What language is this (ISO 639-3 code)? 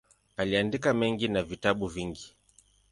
swa